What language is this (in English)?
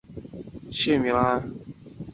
Chinese